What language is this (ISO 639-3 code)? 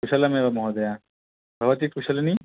san